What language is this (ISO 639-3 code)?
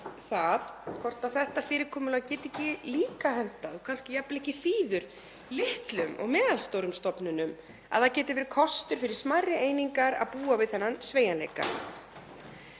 isl